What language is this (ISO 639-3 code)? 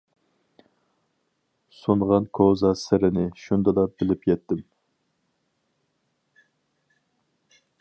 uig